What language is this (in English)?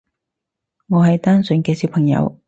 Cantonese